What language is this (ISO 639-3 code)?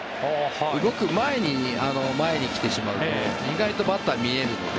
jpn